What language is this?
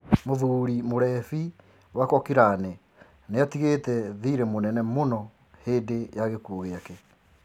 Kikuyu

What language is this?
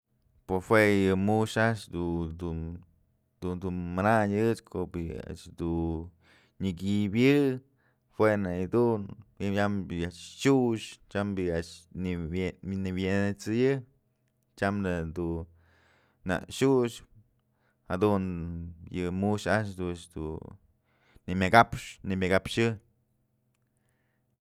Mazatlán Mixe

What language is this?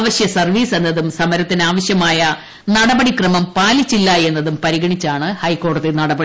Malayalam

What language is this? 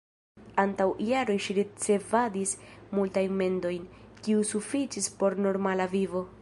Esperanto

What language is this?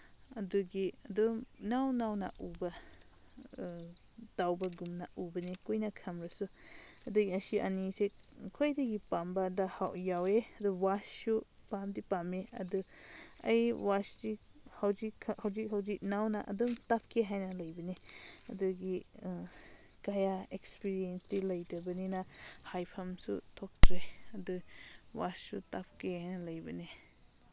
Manipuri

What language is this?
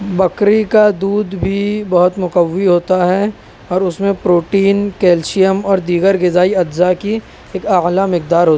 Urdu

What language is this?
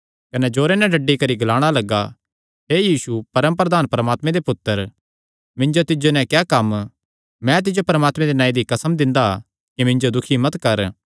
Kangri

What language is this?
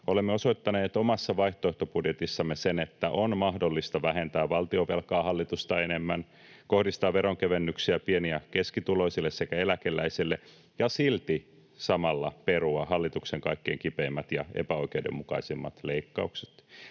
Finnish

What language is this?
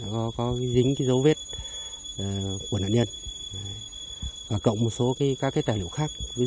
Vietnamese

